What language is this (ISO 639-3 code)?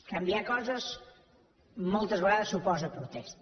cat